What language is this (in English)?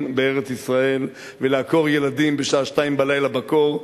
Hebrew